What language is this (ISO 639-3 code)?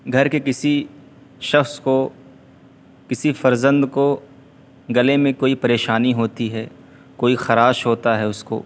urd